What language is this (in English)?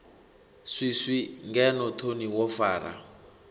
Venda